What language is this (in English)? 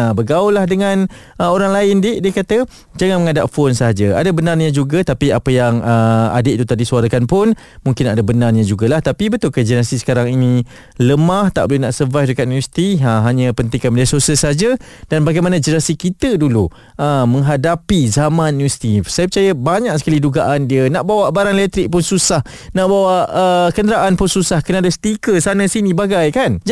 Malay